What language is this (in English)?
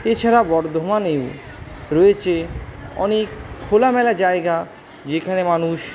Bangla